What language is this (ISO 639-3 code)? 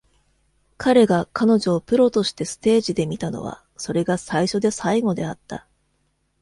jpn